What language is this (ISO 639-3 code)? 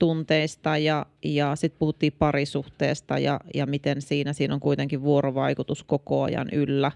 fin